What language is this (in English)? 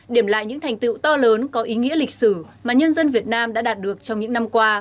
Vietnamese